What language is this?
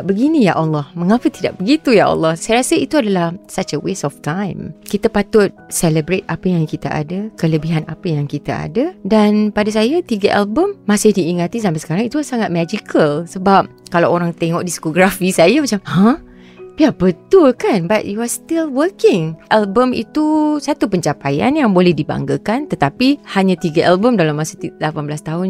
Malay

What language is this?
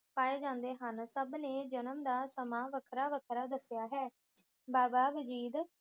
Punjabi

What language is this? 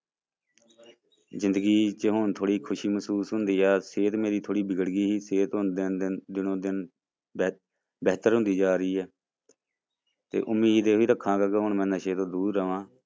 Punjabi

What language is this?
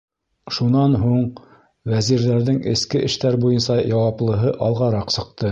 Bashkir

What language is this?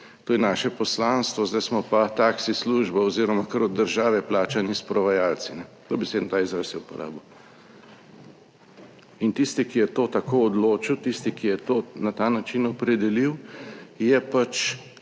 Slovenian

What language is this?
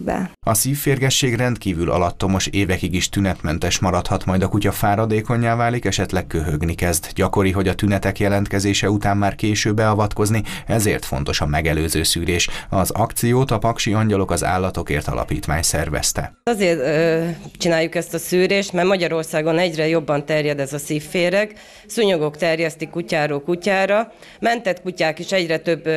Hungarian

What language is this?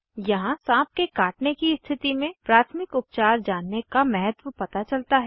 Hindi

